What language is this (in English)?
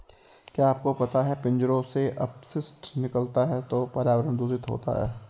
Hindi